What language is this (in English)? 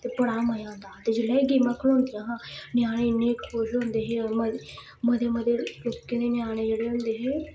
Dogri